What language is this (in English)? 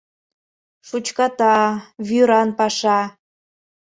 Mari